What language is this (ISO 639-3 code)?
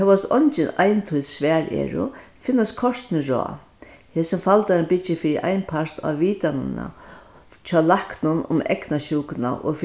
fao